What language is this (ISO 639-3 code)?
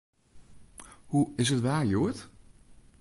fry